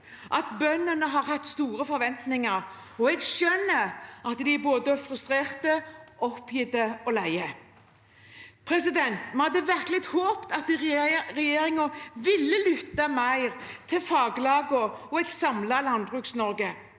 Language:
Norwegian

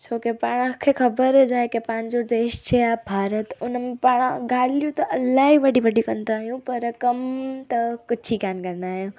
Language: Sindhi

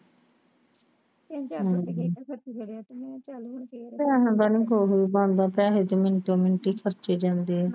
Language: Punjabi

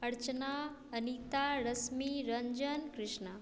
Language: Maithili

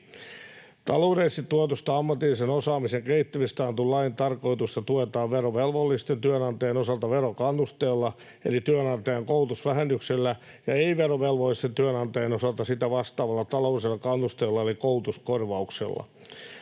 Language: Finnish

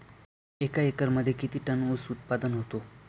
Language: Marathi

